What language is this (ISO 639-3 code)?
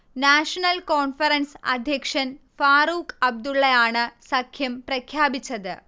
mal